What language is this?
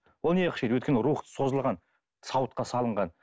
Kazakh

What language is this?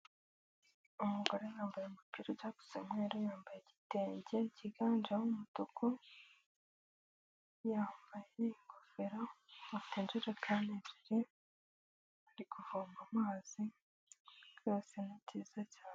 Kinyarwanda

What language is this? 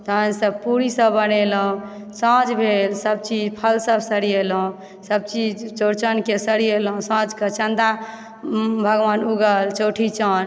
Maithili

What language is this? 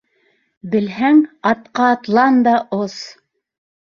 Bashkir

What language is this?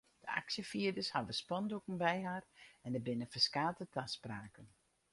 Western Frisian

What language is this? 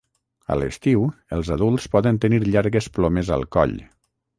Catalan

